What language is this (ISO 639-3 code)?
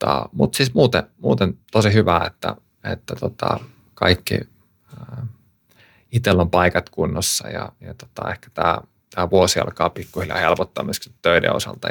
fin